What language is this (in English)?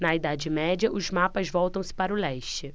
Portuguese